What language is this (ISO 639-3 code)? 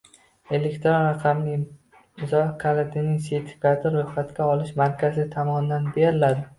uzb